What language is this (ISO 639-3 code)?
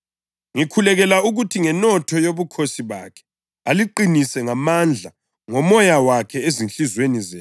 nde